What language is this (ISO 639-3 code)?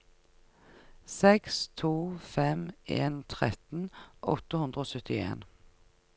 nor